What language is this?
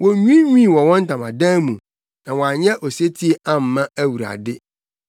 Akan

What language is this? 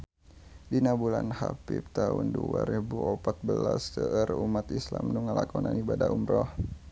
Sundanese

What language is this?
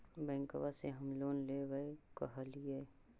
Magahi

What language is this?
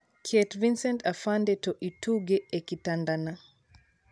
Luo (Kenya and Tanzania)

